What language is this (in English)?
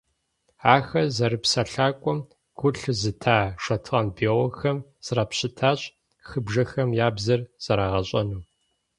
Kabardian